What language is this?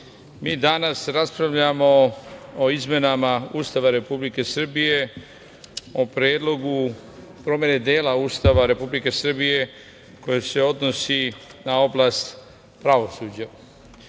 Serbian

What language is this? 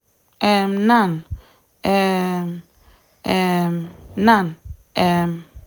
Nigerian Pidgin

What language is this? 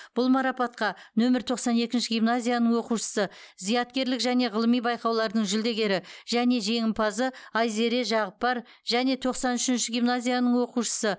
Kazakh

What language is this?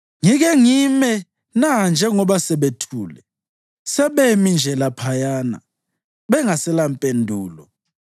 North Ndebele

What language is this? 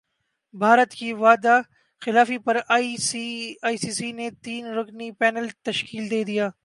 Urdu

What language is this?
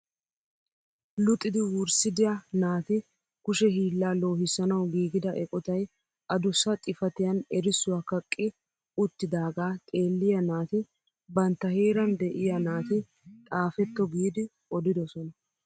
Wolaytta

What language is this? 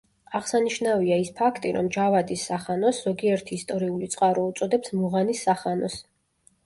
Georgian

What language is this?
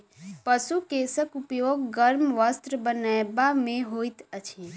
Maithili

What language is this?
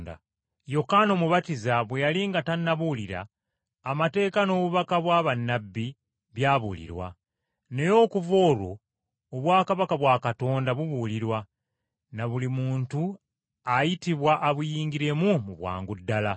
Ganda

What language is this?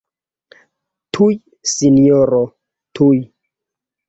Esperanto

